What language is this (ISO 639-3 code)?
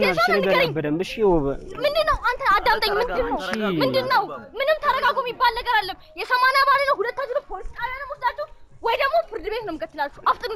tur